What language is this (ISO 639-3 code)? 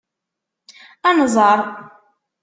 kab